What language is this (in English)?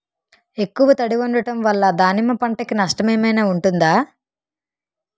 Telugu